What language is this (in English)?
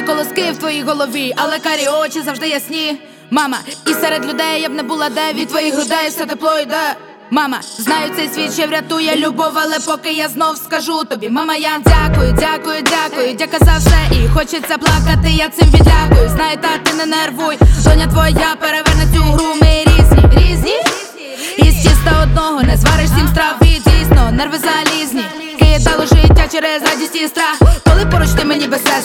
Ukrainian